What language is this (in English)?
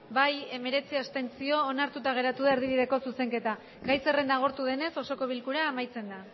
Basque